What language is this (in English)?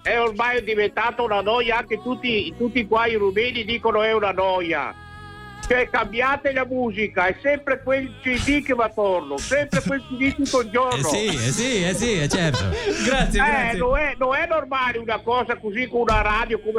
Romanian